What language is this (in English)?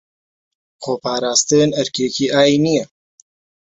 Central Kurdish